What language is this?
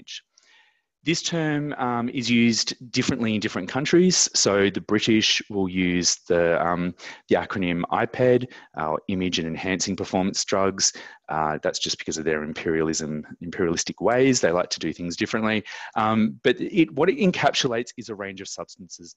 English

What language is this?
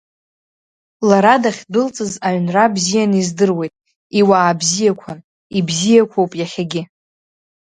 Abkhazian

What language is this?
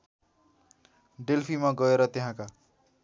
Nepali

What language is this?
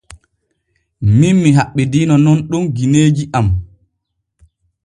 Borgu Fulfulde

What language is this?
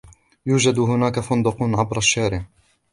Arabic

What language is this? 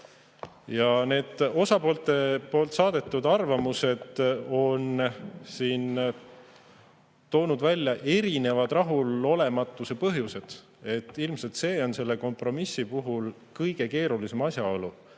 Estonian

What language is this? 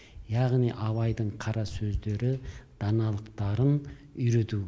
Kazakh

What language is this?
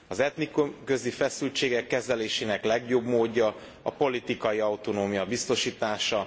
Hungarian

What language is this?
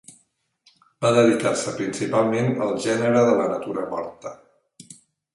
Catalan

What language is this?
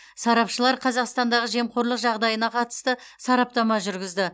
Kazakh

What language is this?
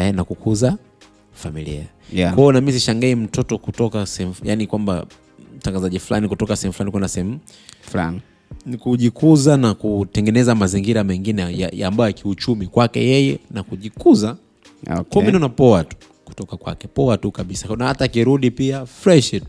Swahili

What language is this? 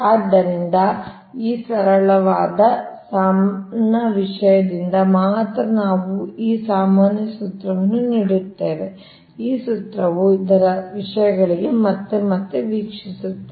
Kannada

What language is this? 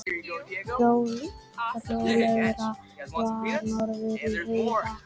Icelandic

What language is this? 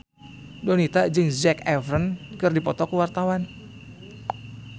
Sundanese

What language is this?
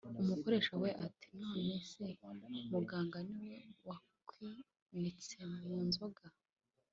Kinyarwanda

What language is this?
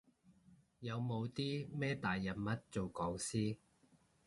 Cantonese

